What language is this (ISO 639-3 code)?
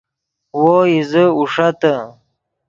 ydg